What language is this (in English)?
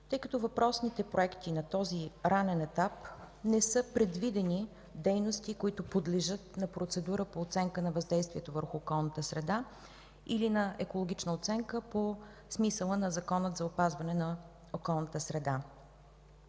Bulgarian